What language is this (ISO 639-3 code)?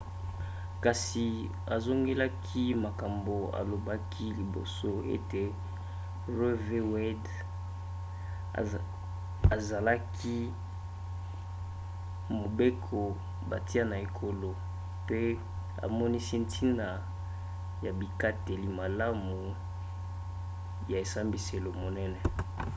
lin